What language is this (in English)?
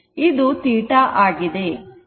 Kannada